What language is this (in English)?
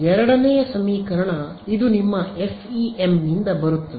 Kannada